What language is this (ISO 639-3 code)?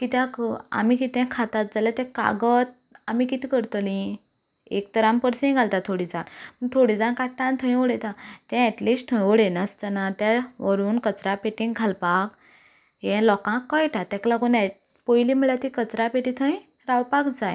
kok